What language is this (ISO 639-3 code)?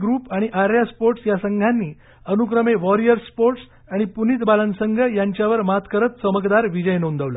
mar